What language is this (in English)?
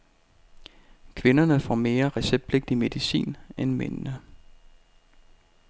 Danish